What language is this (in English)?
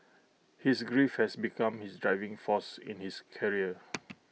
English